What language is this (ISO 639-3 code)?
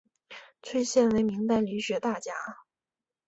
zho